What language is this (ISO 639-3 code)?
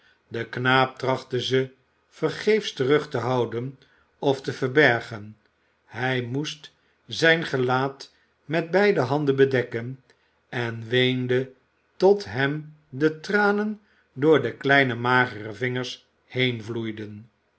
nld